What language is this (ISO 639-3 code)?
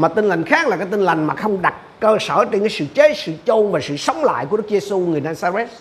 vie